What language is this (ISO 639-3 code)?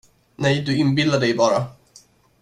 swe